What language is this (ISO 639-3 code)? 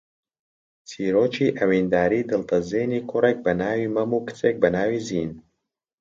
ckb